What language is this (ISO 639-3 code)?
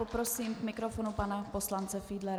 ces